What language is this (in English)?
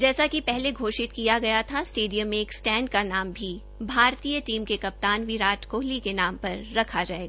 Hindi